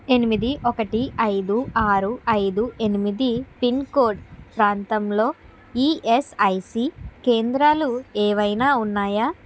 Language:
Telugu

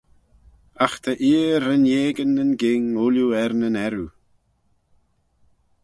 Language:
Manx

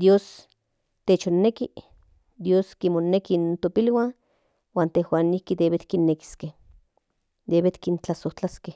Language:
Central Nahuatl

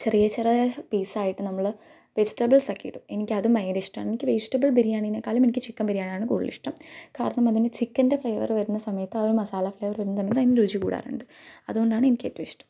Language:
Malayalam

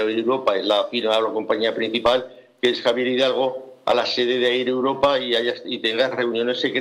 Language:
Spanish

